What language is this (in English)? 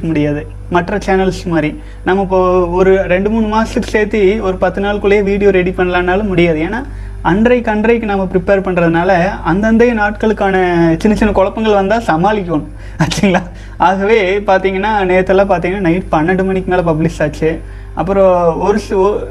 Tamil